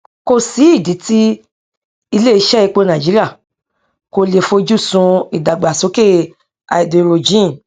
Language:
Yoruba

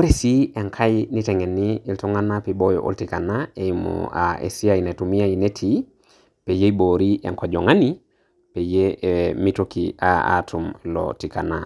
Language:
Masai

